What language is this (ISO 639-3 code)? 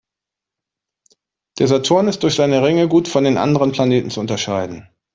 deu